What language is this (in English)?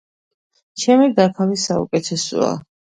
Georgian